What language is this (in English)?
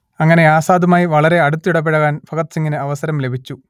Malayalam